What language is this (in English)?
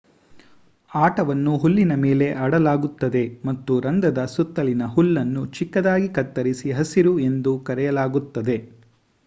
Kannada